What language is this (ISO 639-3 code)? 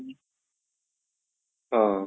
ori